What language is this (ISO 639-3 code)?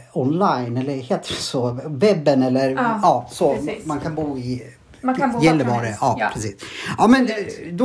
swe